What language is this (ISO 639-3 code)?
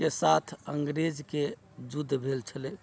mai